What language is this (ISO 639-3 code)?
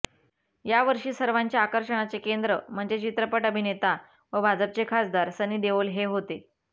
mar